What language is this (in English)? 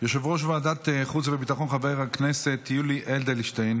Hebrew